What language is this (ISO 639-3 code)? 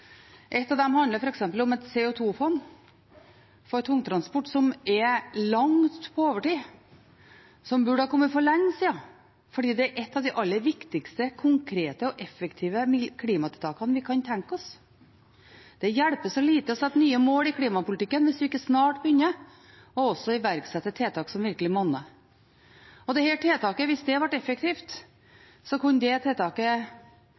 nob